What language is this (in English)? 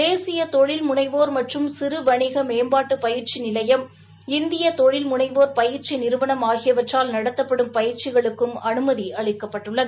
Tamil